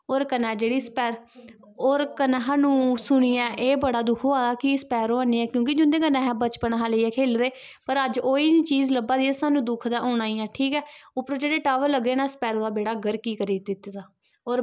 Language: Dogri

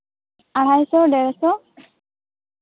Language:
Santali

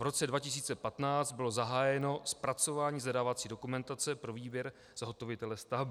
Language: Czech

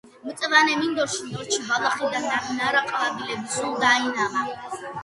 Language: Georgian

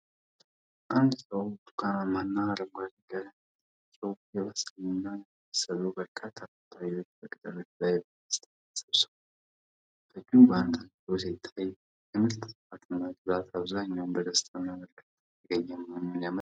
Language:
Amharic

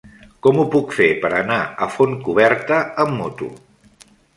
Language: Catalan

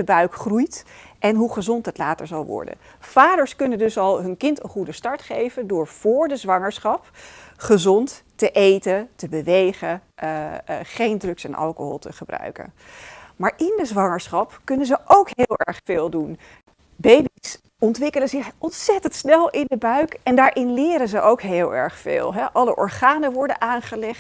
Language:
Dutch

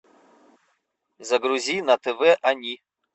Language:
Russian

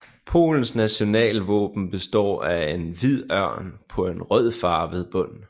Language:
Danish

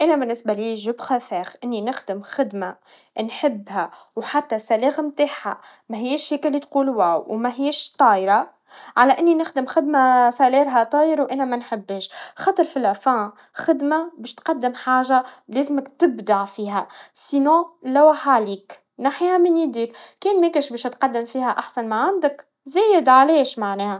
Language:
Tunisian Arabic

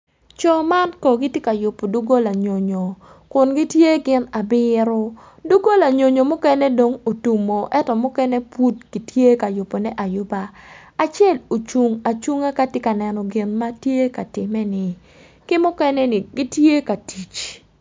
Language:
Acoli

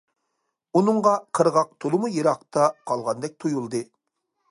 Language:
Uyghur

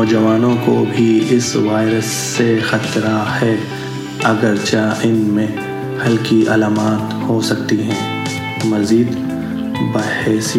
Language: Greek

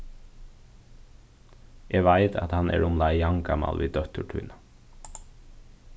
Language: Faroese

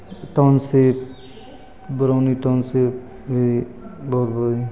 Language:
Maithili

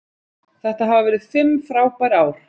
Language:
Icelandic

